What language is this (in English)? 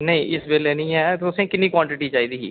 Dogri